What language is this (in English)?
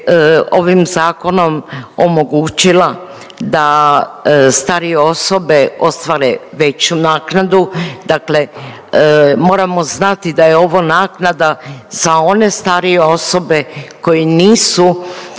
Croatian